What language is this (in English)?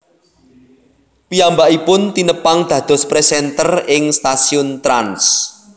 Javanese